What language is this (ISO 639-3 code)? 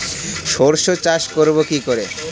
ben